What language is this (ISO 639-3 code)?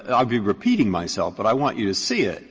eng